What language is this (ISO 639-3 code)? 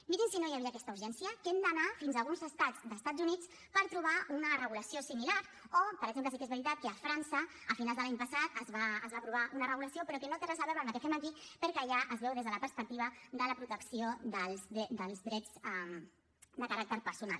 cat